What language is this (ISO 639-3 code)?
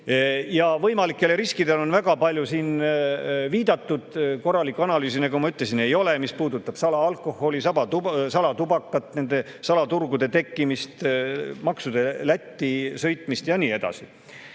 est